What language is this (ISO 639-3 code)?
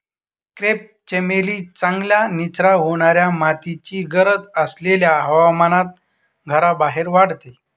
mar